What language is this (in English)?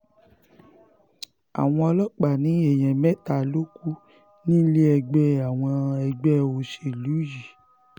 Yoruba